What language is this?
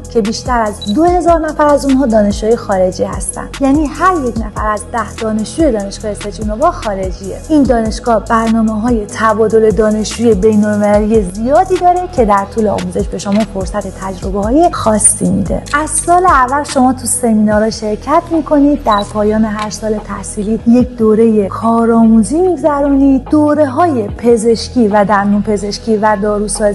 Persian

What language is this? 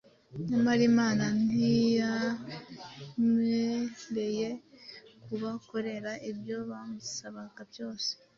Kinyarwanda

